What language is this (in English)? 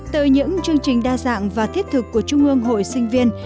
Vietnamese